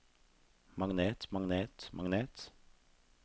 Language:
Norwegian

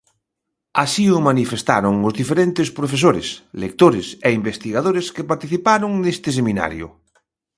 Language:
Galician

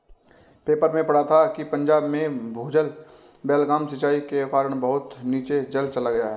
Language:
Hindi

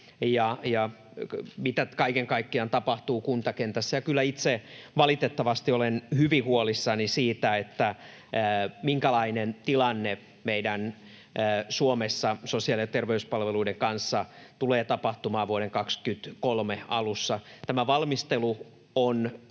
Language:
Finnish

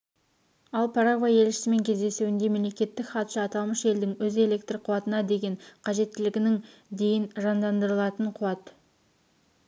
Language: Kazakh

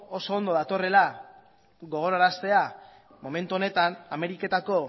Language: Basque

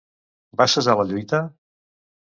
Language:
Catalan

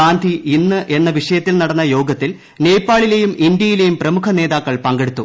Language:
Malayalam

